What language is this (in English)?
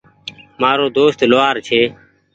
Goaria